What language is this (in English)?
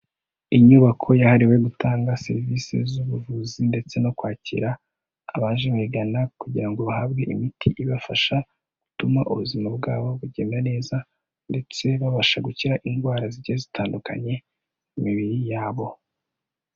Kinyarwanda